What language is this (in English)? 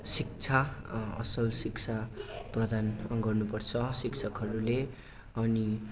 Nepali